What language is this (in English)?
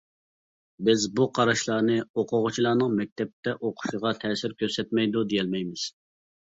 Uyghur